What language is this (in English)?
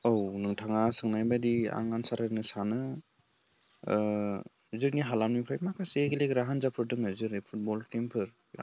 Bodo